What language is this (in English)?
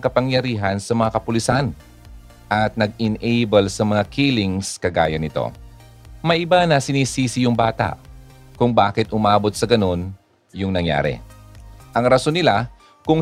Filipino